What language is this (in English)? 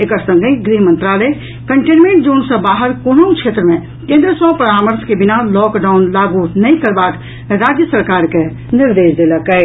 Maithili